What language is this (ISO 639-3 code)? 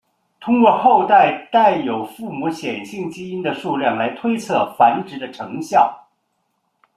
zho